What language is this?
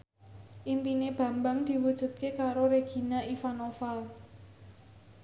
Javanese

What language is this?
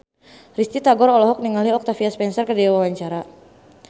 Sundanese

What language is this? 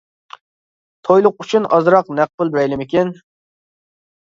Uyghur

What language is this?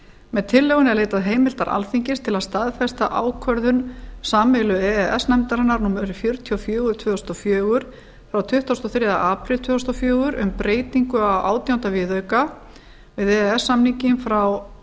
Icelandic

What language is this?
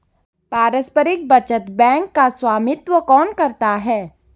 Hindi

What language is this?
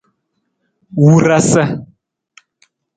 Nawdm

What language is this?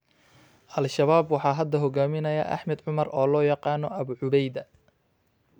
Somali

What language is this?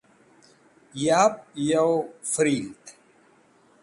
Wakhi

